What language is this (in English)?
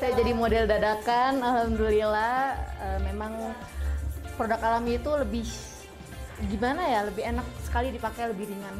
Indonesian